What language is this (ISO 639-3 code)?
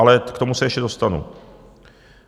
ces